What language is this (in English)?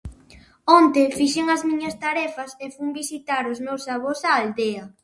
Galician